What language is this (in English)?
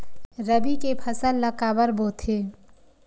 Chhattisgarhi